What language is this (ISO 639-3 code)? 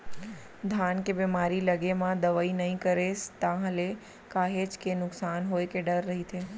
hne